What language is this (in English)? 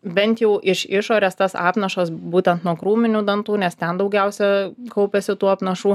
Lithuanian